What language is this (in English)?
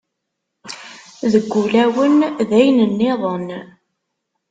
Kabyle